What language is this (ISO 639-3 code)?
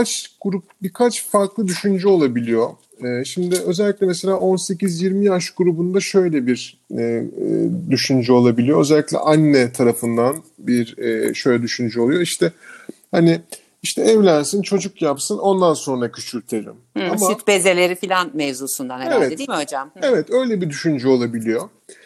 tur